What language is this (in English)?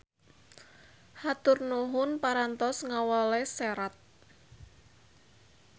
Sundanese